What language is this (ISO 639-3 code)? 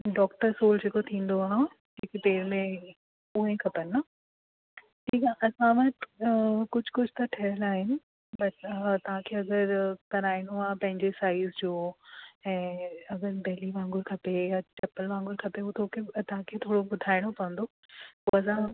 snd